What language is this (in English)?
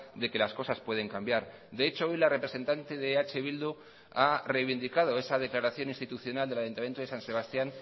Spanish